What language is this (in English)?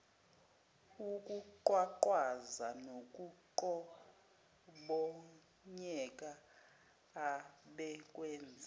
Zulu